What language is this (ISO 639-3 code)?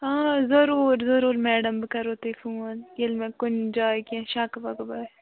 kas